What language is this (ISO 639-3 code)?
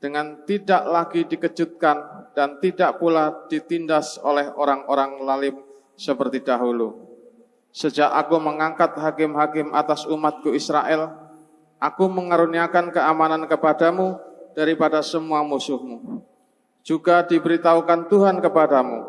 ind